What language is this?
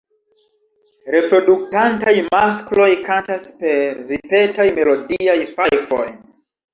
Esperanto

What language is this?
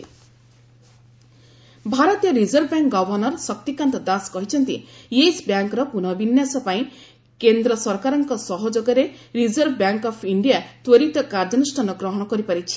Odia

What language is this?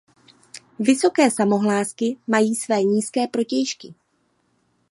Czech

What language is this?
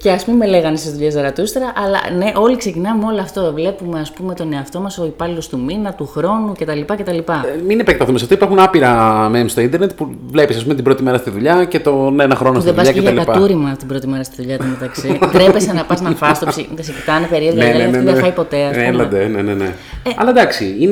Greek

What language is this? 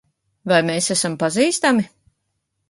Latvian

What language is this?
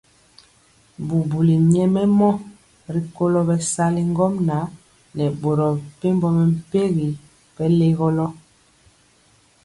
Mpiemo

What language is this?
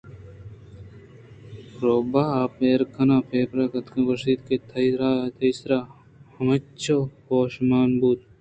Eastern Balochi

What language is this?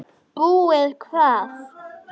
Icelandic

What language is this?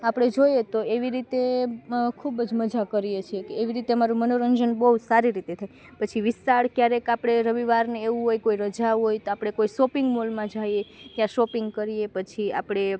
Gujarati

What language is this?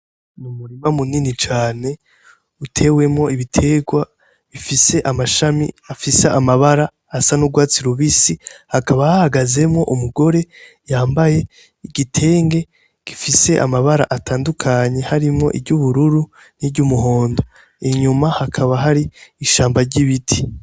Rundi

